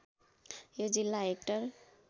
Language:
Nepali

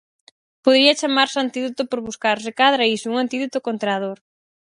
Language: Galician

